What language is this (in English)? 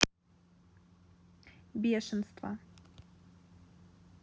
Russian